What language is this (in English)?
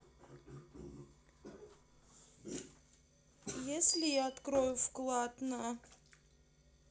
Russian